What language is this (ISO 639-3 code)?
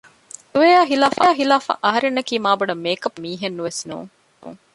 div